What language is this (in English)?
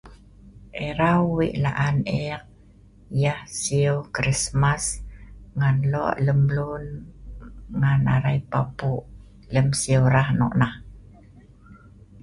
Sa'ban